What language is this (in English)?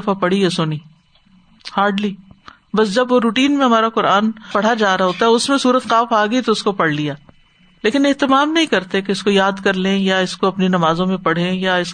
Urdu